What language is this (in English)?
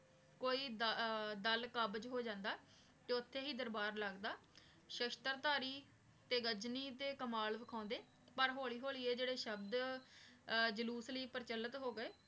Punjabi